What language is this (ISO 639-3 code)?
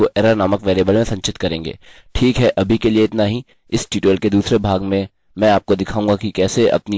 hin